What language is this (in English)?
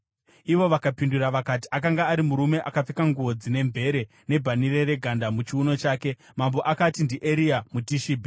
Shona